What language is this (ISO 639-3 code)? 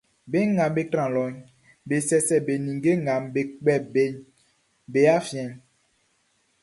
bci